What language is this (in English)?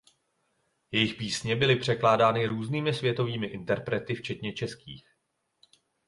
Czech